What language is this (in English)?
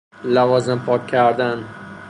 Persian